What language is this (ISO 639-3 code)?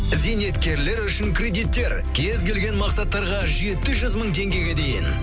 kaz